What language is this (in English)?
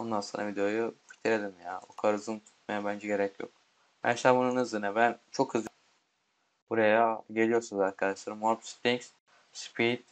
Turkish